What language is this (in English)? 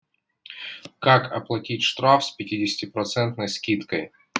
Russian